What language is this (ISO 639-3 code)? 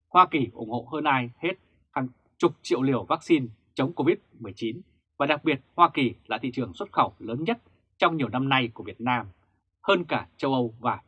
vie